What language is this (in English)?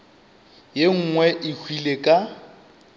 Northern Sotho